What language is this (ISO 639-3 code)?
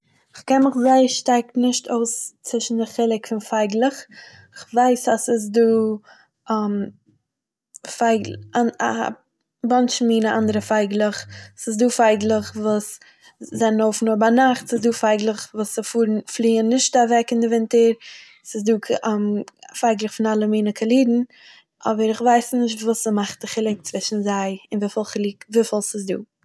yid